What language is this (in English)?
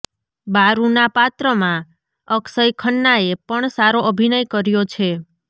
Gujarati